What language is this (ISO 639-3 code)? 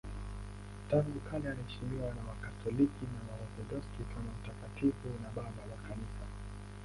swa